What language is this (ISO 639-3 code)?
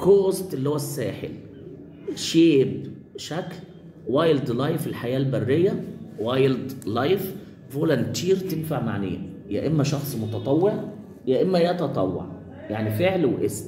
ara